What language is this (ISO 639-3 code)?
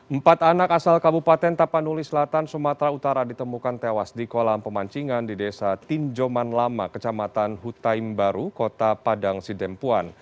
ind